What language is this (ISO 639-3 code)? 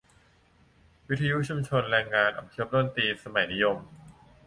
tha